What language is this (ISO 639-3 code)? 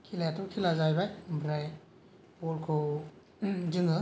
brx